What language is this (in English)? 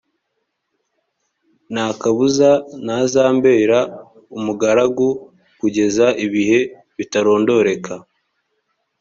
Kinyarwanda